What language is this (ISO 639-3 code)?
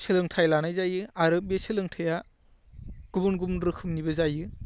brx